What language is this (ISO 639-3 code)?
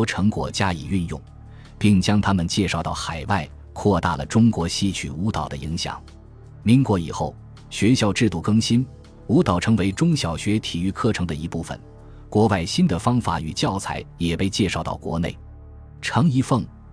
zho